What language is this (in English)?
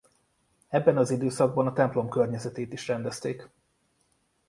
Hungarian